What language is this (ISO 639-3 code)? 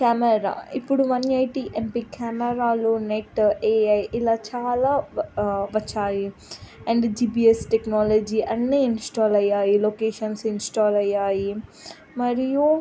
tel